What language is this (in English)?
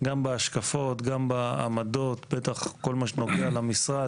Hebrew